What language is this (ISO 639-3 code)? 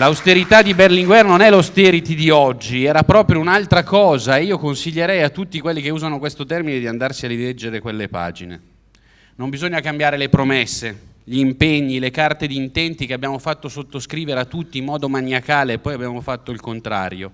ita